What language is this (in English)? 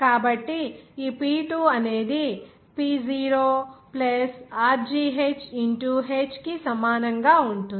Telugu